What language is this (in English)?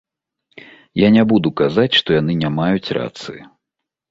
Belarusian